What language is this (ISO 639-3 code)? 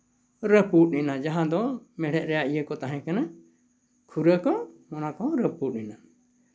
sat